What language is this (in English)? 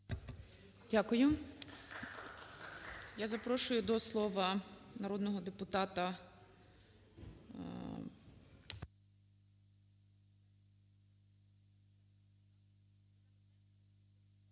Ukrainian